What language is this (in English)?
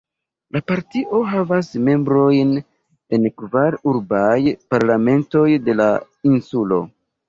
Esperanto